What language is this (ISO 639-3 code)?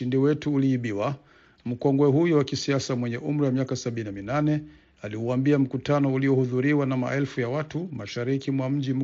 swa